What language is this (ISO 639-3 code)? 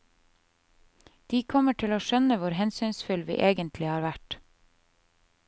nor